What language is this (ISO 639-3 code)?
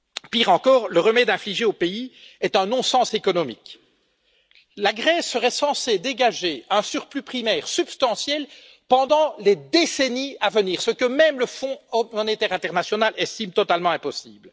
fra